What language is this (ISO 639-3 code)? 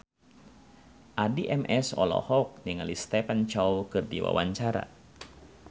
sun